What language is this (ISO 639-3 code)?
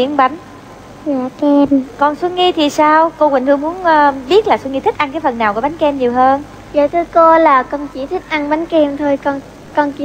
vie